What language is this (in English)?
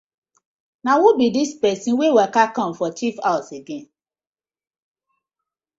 Nigerian Pidgin